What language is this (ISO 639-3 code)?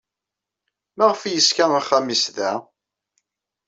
kab